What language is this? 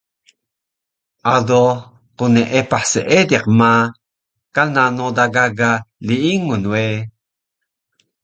Taroko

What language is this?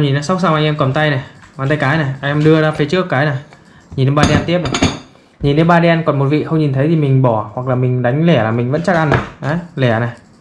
Vietnamese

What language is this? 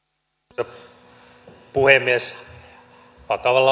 Finnish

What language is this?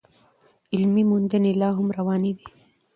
Pashto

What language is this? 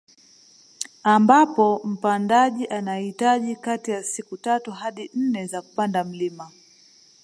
Swahili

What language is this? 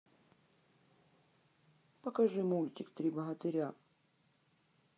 Russian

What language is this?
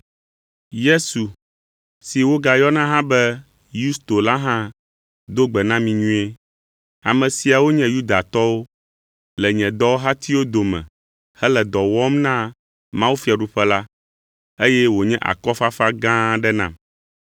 Ewe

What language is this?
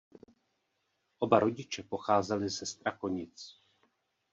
Czech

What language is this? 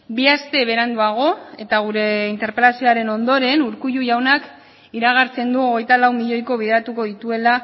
Basque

